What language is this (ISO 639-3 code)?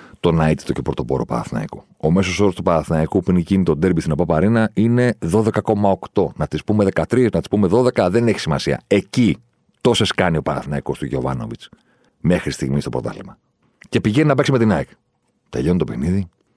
ell